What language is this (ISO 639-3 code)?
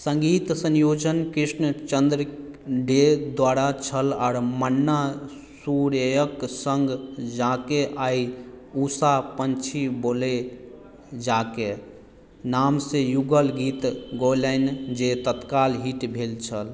mai